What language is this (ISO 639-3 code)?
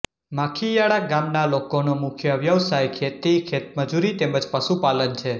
guj